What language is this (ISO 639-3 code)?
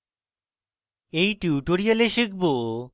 ben